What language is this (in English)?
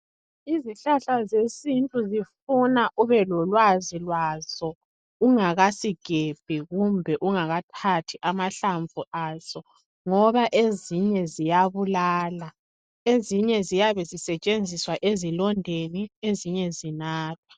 North Ndebele